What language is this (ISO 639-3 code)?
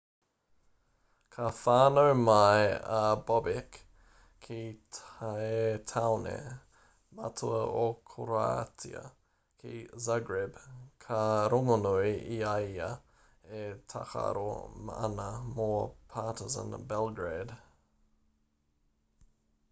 mri